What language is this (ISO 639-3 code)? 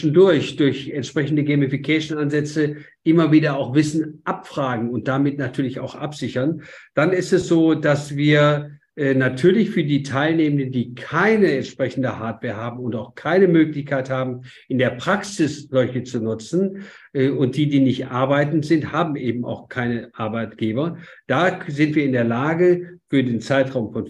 deu